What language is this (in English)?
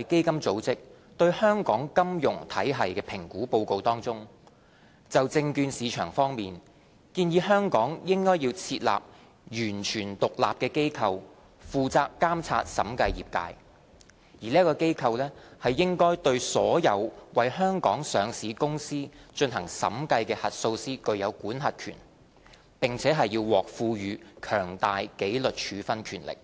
Cantonese